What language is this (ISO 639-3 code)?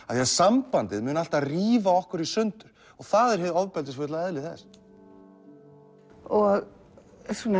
isl